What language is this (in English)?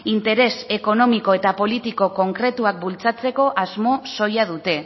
Basque